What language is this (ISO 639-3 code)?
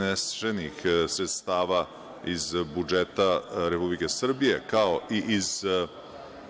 srp